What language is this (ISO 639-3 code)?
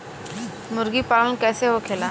bho